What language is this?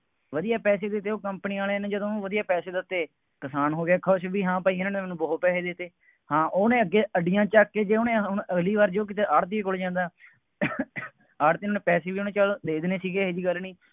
Punjabi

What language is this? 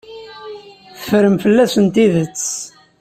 Kabyle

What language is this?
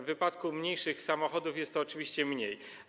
Polish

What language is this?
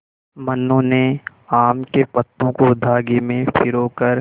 Hindi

